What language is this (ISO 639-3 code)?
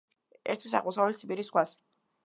kat